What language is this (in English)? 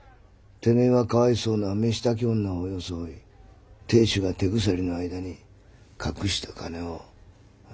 Japanese